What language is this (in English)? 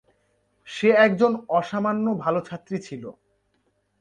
Bangla